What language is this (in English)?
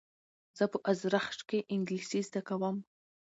Pashto